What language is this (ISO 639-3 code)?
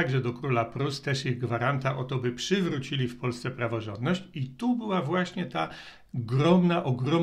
pol